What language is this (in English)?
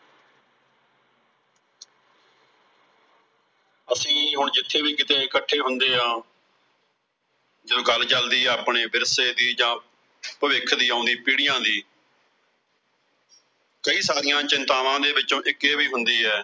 Punjabi